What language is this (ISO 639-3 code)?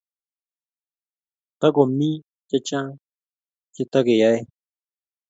kln